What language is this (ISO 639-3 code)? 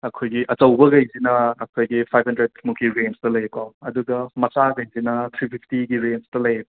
mni